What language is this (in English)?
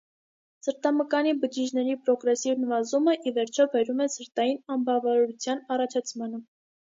Armenian